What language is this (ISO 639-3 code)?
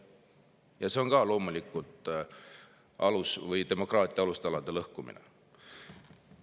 est